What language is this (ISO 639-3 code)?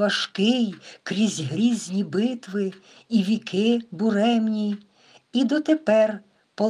ukr